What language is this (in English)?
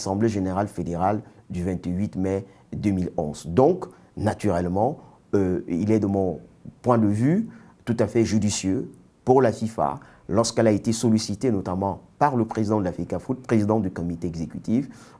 French